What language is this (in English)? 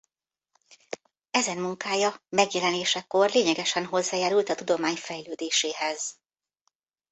Hungarian